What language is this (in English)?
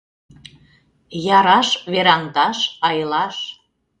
Mari